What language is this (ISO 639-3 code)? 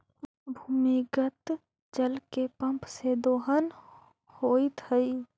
mag